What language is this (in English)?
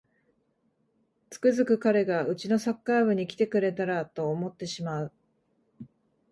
Japanese